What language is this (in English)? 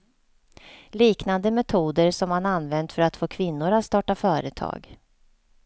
Swedish